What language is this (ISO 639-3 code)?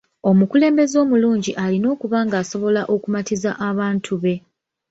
lug